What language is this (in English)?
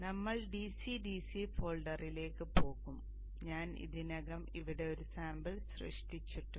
Malayalam